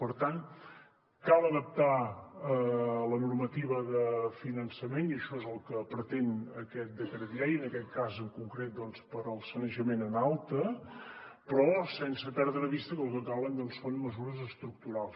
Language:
Catalan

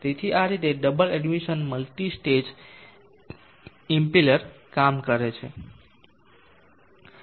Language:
Gujarati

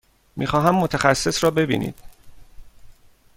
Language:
Persian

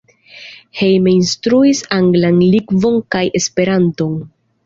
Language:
Esperanto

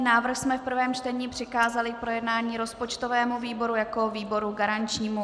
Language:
Czech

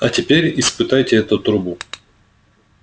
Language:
Russian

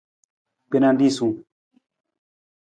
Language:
Nawdm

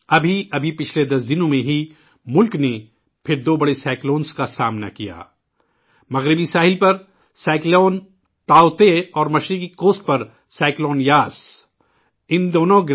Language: Urdu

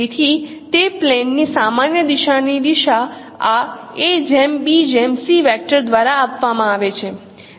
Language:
Gujarati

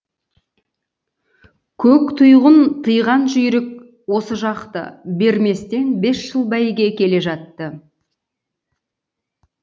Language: Kazakh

